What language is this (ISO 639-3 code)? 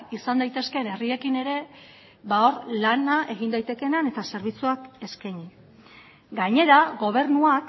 eus